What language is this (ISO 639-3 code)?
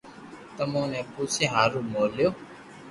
lrk